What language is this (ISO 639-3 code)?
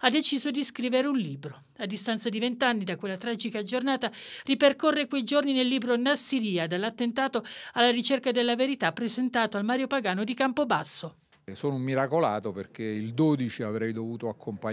ita